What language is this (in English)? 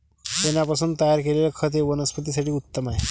Marathi